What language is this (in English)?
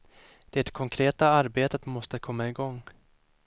Swedish